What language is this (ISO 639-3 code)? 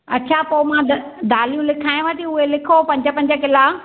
snd